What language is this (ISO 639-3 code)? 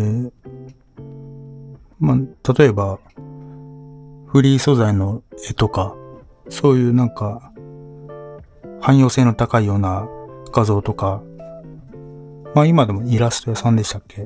jpn